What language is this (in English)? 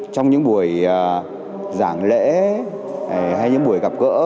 Vietnamese